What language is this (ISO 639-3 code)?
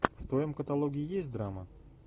rus